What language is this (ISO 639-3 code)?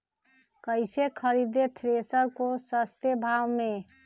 mag